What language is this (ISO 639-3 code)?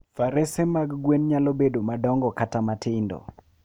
luo